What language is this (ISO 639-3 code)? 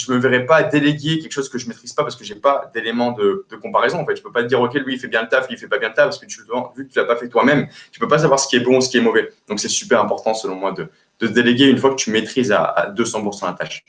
fra